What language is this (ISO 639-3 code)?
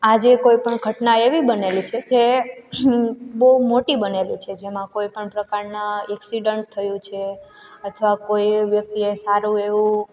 guj